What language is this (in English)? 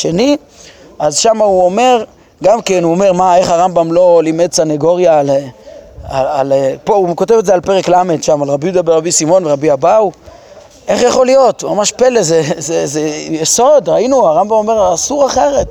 Hebrew